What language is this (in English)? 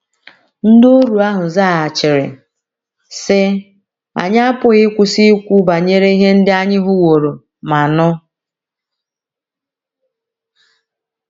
Igbo